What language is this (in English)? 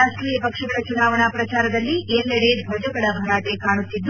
Kannada